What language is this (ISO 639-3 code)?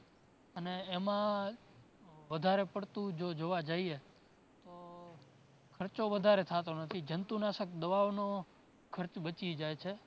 guj